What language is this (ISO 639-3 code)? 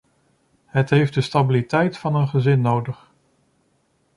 nld